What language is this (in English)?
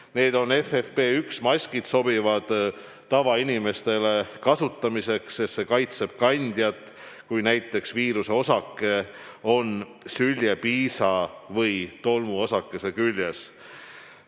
Estonian